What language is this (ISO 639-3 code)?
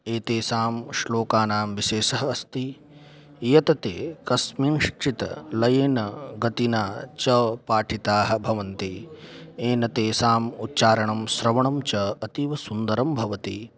san